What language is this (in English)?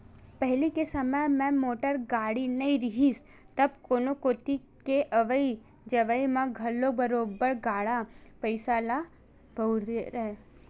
Chhattisgarhi